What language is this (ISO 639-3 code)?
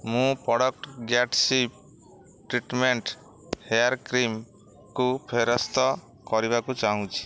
ori